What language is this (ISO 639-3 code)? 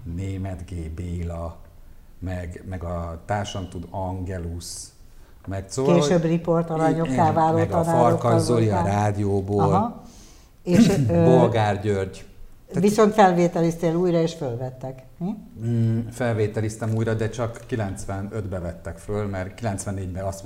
hun